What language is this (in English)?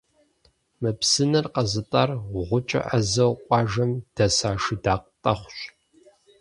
Kabardian